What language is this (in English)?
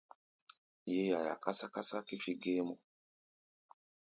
Gbaya